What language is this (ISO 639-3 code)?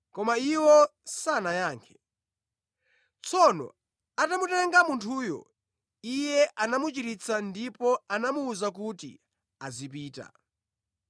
nya